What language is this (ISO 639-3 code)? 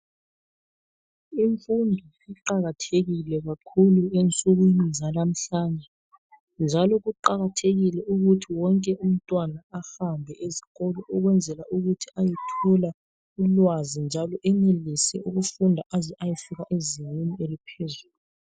nde